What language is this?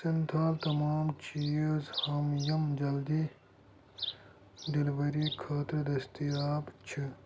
Kashmiri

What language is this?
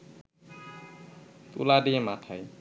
Bangla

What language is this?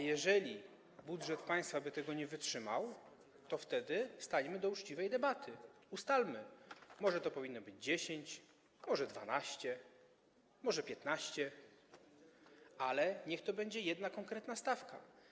Polish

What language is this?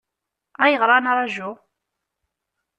Kabyle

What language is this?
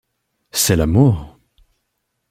French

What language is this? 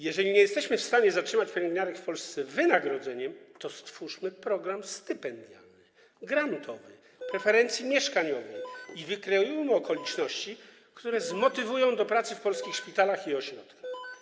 Polish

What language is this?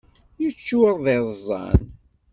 Kabyle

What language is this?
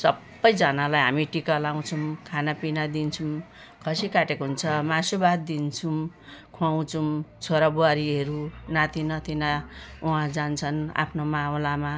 Nepali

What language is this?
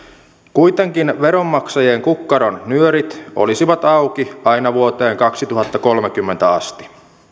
Finnish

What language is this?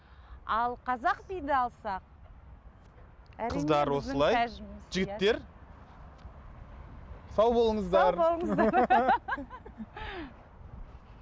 Kazakh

